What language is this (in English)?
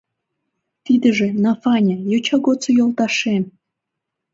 Mari